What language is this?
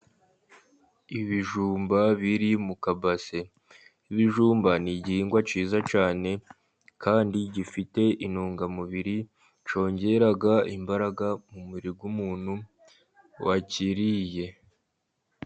Kinyarwanda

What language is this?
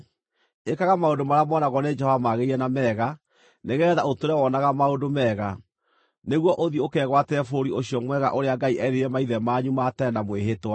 Kikuyu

